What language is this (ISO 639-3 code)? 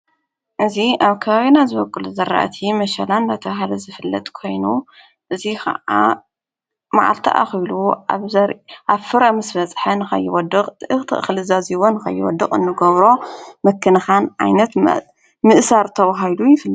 tir